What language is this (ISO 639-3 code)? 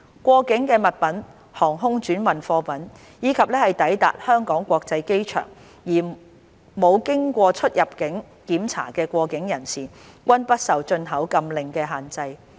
yue